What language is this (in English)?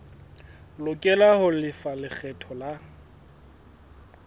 Southern Sotho